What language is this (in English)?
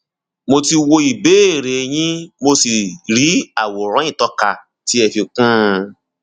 Yoruba